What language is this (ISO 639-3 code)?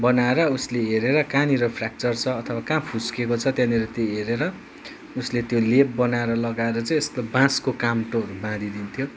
nep